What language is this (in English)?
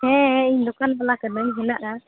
Santali